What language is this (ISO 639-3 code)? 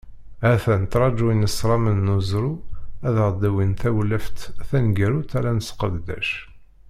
kab